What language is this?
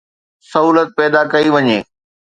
Sindhi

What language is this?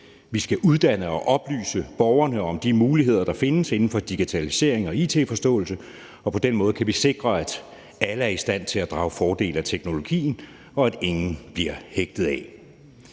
Danish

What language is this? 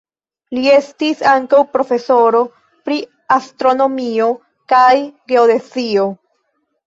Esperanto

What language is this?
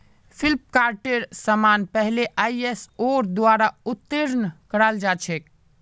Magahi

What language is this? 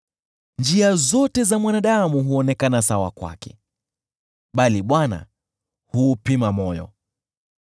Swahili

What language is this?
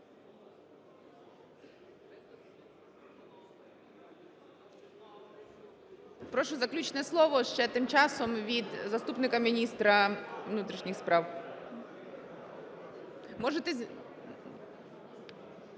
Ukrainian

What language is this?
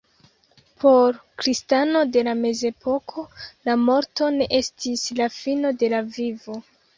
Esperanto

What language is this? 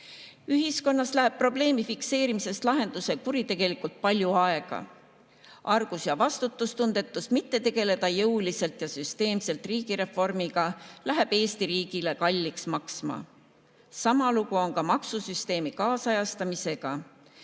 Estonian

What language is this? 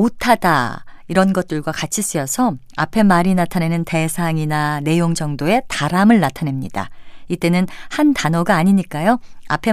Korean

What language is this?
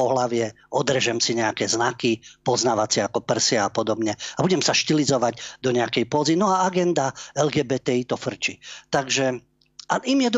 Slovak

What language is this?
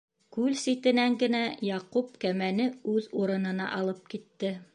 Bashkir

